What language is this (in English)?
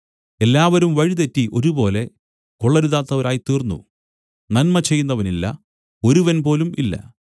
Malayalam